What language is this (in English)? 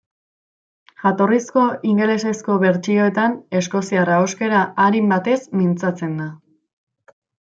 Basque